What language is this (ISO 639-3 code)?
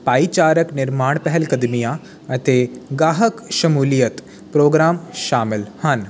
pan